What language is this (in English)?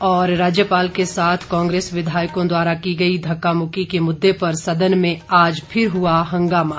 Hindi